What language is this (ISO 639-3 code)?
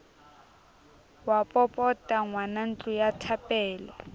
sot